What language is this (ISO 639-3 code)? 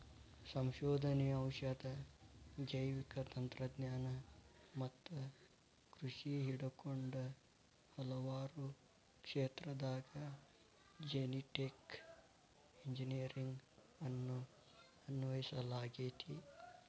kan